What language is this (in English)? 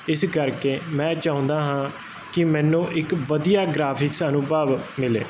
Punjabi